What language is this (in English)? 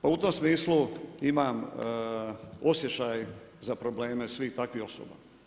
Croatian